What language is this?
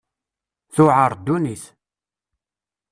Kabyle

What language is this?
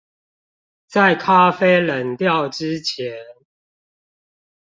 Chinese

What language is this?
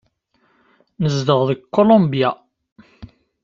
Kabyle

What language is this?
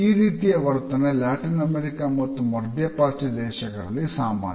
Kannada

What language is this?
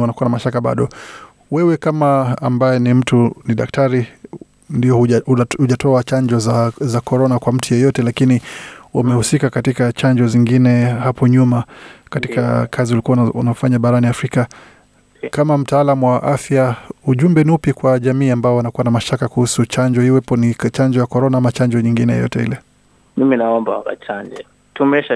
Swahili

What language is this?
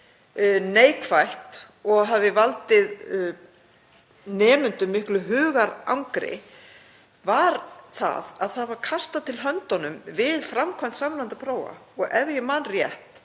Icelandic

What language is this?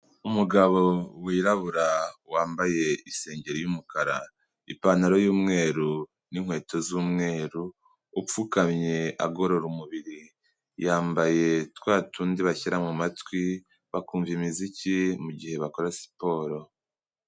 Kinyarwanda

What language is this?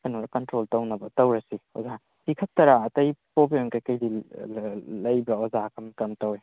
Manipuri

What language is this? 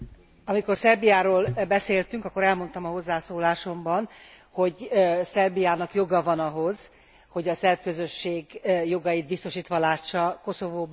Hungarian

